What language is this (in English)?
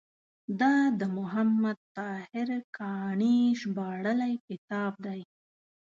Pashto